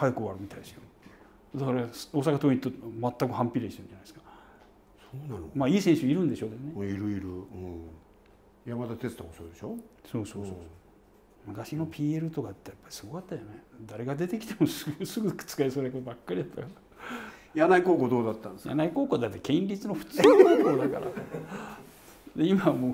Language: Japanese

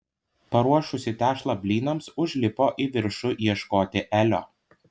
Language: Lithuanian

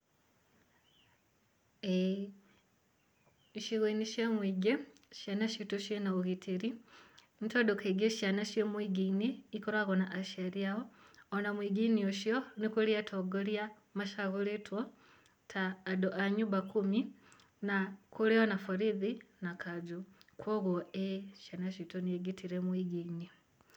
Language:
Kikuyu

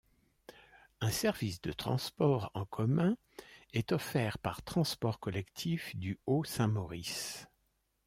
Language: French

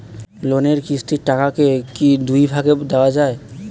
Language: Bangla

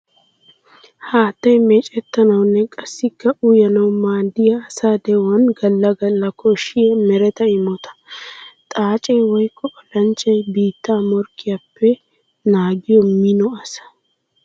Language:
Wolaytta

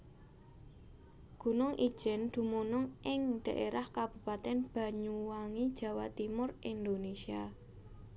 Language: Javanese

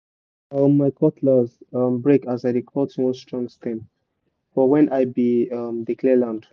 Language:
Nigerian Pidgin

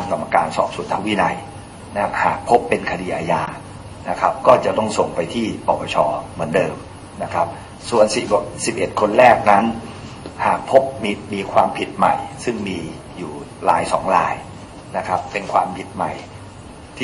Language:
Thai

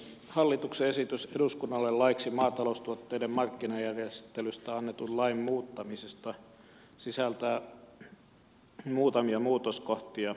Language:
Finnish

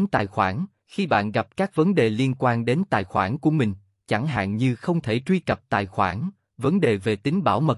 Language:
Vietnamese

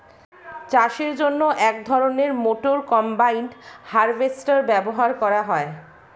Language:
Bangla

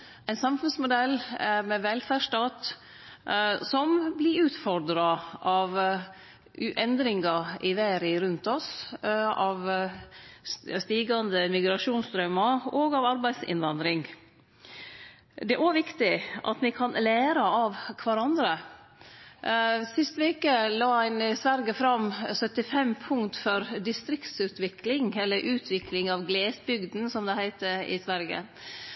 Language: Norwegian Nynorsk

